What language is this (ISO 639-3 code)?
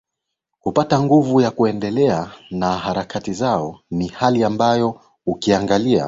swa